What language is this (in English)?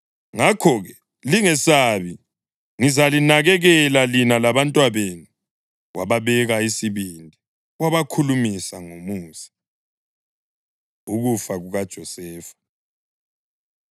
North Ndebele